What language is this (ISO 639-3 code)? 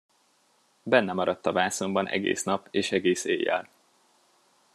hun